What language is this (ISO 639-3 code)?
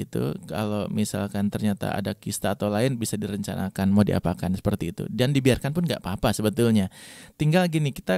ind